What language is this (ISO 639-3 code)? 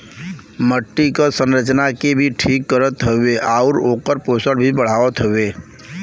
bho